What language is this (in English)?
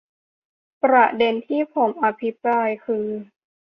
Thai